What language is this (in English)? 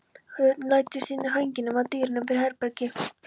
Icelandic